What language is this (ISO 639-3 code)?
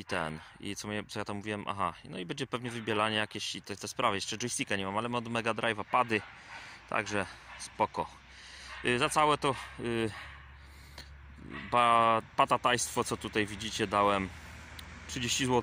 pol